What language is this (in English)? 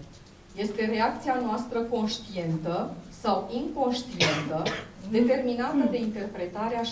Romanian